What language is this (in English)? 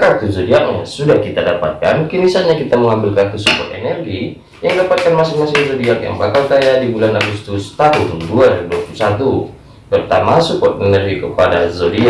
Indonesian